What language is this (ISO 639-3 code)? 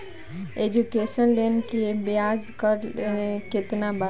bho